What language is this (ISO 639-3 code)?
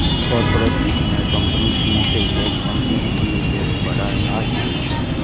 mai